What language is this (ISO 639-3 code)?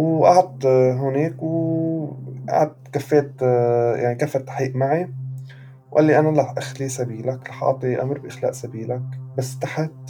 ara